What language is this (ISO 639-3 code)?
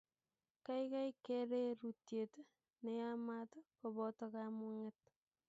kln